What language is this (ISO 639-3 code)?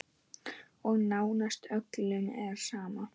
isl